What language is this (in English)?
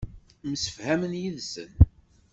Kabyle